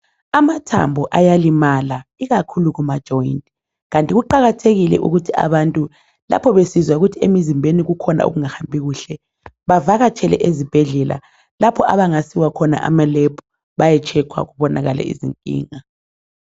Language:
North Ndebele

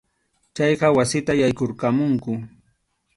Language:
Arequipa-La Unión Quechua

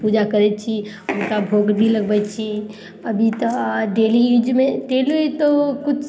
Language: Maithili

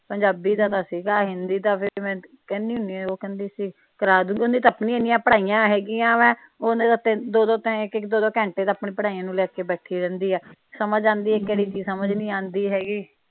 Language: Punjabi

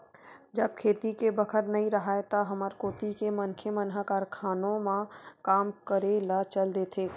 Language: Chhattisgarhi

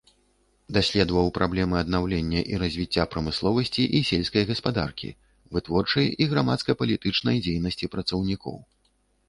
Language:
Belarusian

